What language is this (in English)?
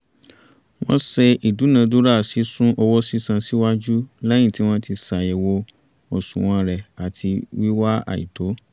Yoruba